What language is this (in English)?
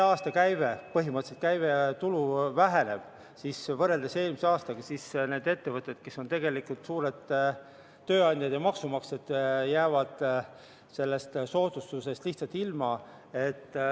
Estonian